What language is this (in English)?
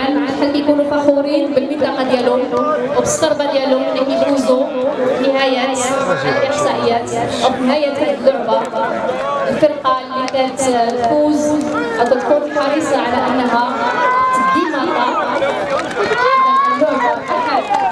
Arabic